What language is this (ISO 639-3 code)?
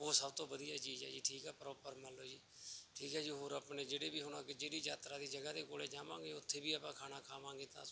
pan